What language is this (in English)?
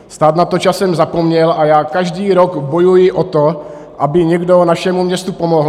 Czech